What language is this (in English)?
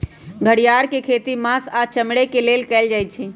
Magahi